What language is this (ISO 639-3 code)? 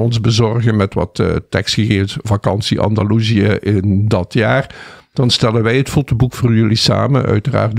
nld